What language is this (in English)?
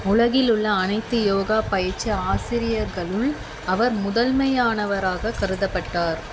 Tamil